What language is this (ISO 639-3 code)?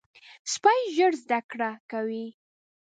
pus